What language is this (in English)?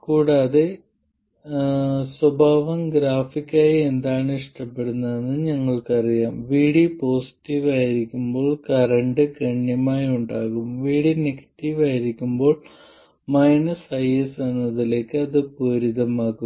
Malayalam